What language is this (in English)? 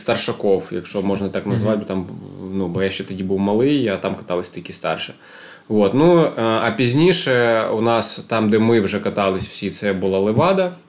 Ukrainian